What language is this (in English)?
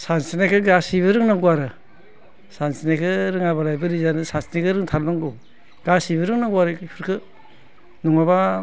Bodo